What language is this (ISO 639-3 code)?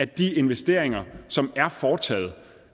dan